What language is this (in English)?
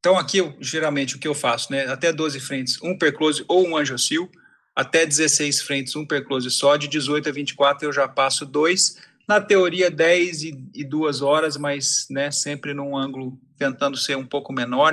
Portuguese